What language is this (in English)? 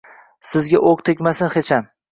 Uzbek